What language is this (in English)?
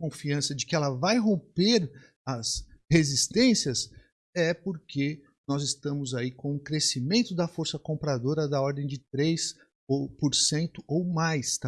Portuguese